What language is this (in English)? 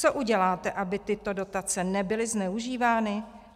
Czech